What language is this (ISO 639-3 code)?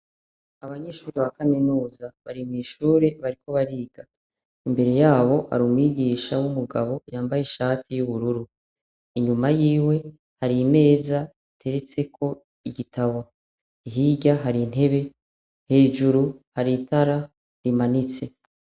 run